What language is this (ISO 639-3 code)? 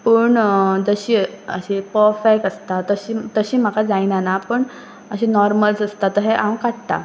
kok